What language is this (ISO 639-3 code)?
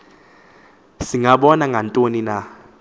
xho